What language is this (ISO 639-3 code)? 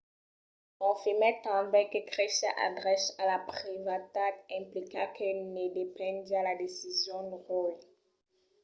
oci